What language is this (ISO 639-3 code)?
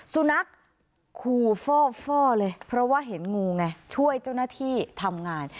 tha